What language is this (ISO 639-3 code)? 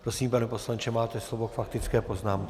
ces